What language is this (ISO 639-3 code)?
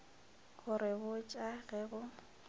nso